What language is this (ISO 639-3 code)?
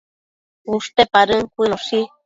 mcf